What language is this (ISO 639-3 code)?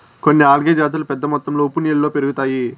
tel